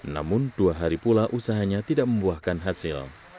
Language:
Indonesian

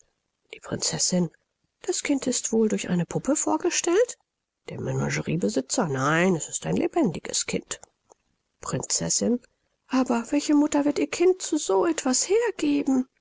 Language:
German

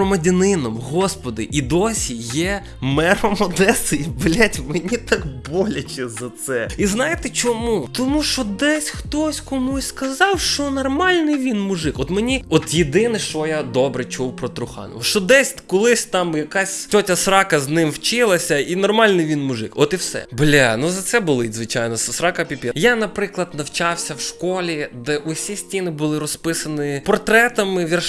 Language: Ukrainian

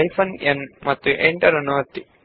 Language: Kannada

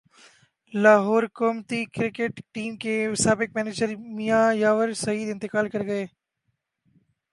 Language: Urdu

